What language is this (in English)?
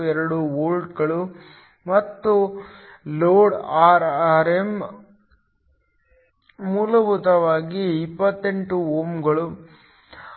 Kannada